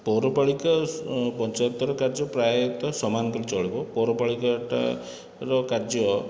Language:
Odia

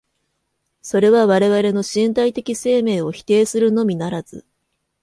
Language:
Japanese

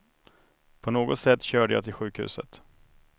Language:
Swedish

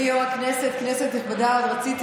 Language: Hebrew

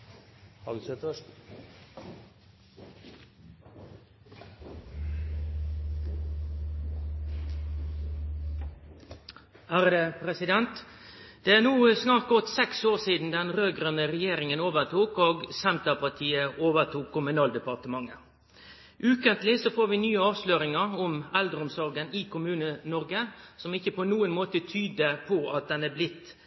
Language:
Norwegian Nynorsk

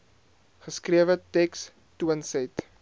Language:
Afrikaans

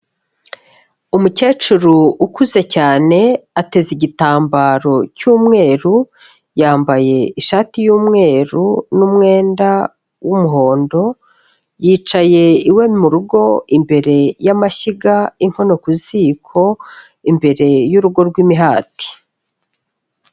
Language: Kinyarwanda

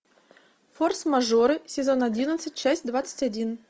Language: Russian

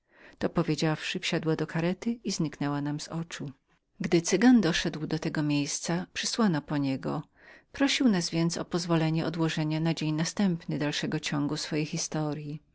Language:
Polish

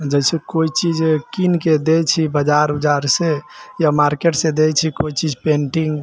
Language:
Maithili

